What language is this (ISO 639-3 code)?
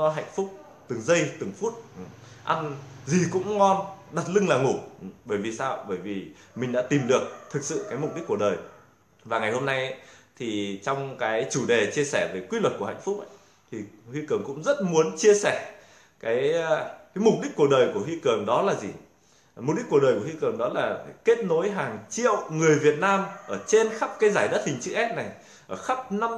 vie